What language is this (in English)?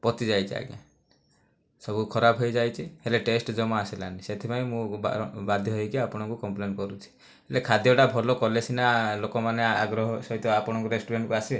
Odia